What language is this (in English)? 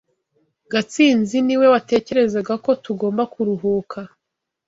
Kinyarwanda